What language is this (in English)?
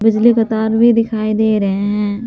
Hindi